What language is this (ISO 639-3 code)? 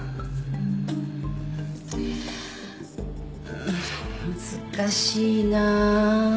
jpn